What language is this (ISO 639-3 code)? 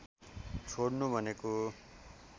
nep